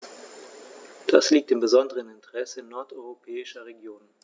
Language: German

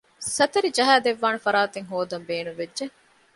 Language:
Divehi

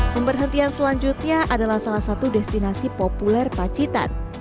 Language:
Indonesian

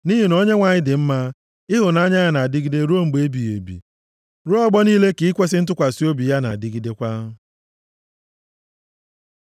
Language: Igbo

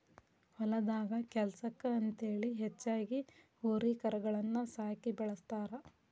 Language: Kannada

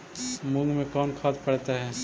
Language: Magahi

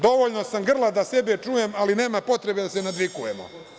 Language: Serbian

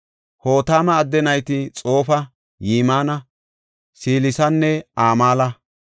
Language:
Gofa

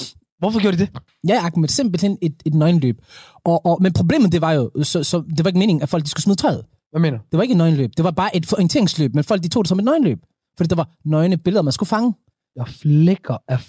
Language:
Danish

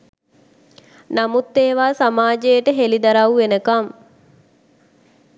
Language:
Sinhala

